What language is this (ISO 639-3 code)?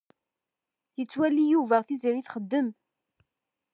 kab